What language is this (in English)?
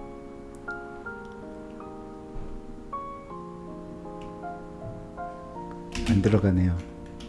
Korean